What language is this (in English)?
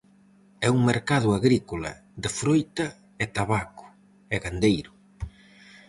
Galician